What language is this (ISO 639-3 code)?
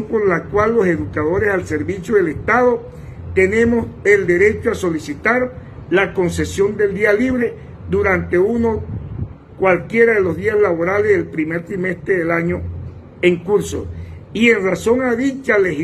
spa